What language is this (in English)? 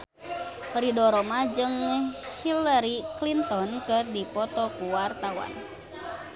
Sundanese